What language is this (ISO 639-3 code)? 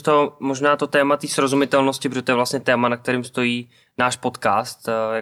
ces